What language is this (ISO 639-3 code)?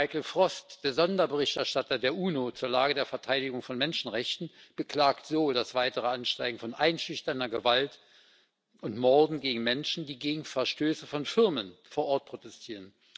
deu